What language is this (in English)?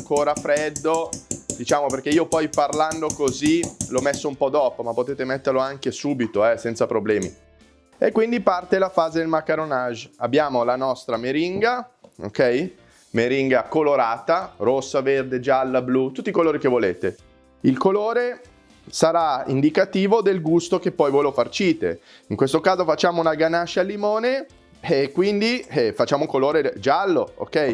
Italian